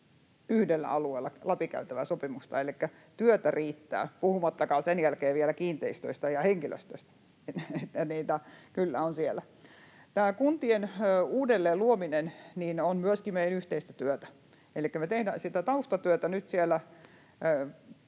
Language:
Finnish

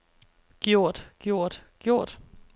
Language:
Danish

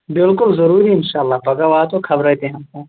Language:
Kashmiri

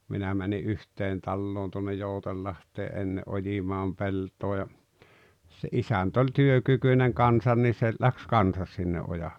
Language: Finnish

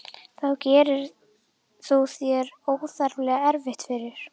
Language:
Icelandic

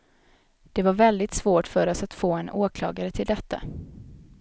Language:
Swedish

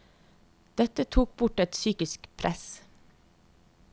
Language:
Norwegian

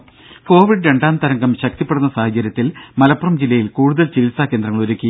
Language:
Malayalam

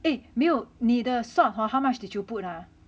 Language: English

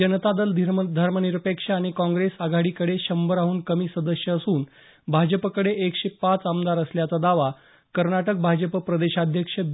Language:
Marathi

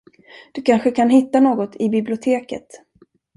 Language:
Swedish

